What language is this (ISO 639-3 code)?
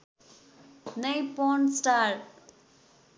nep